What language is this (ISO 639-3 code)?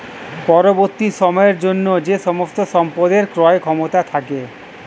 ben